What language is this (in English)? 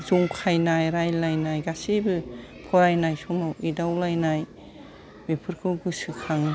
Bodo